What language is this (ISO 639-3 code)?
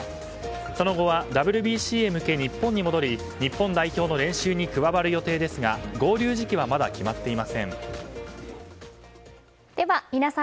jpn